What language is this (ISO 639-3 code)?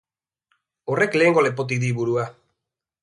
eus